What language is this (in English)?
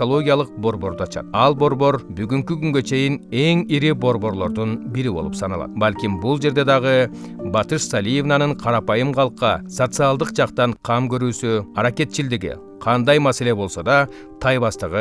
Turkish